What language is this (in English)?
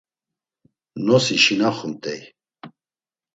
Laz